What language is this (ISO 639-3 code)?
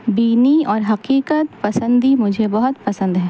urd